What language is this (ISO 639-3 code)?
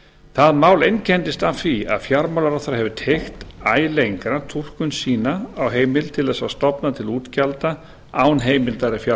isl